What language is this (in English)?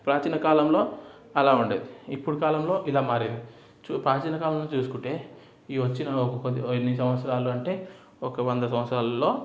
Telugu